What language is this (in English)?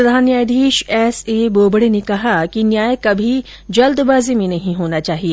Hindi